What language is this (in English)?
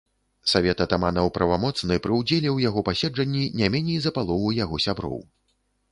Belarusian